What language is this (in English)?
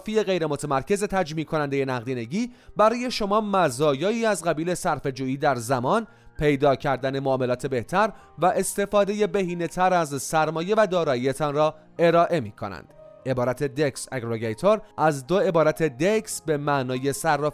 Persian